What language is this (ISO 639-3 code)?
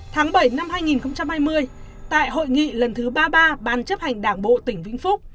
vie